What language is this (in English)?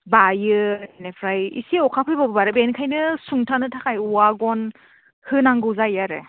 Bodo